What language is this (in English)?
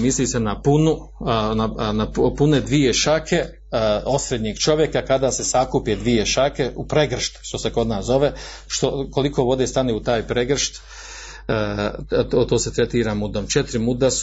Croatian